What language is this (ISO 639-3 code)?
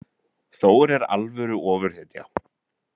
isl